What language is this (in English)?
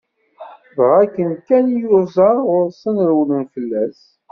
Kabyle